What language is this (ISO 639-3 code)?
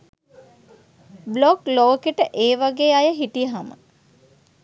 sin